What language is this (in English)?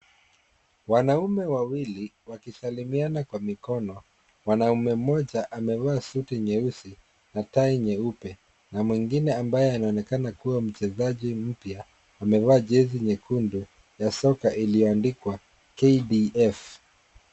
Swahili